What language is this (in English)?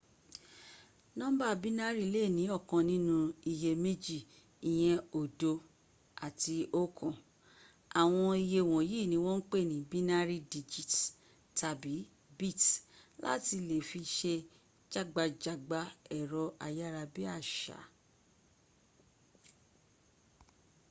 Yoruba